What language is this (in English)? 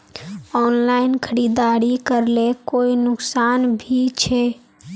Magahi